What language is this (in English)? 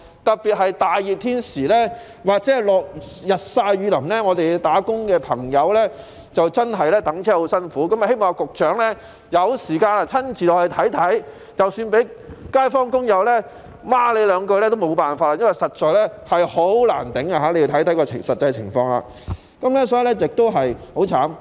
Cantonese